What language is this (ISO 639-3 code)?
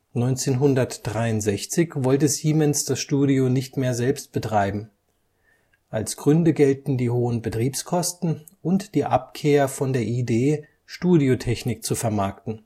deu